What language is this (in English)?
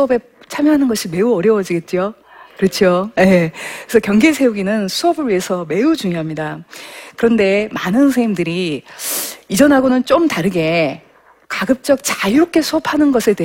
Korean